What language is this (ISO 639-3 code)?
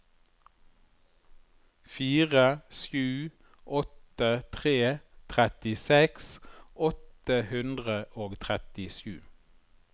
nor